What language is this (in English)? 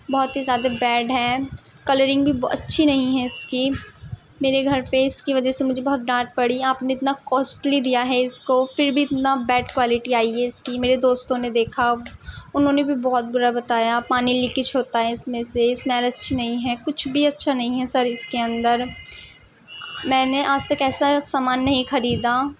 Urdu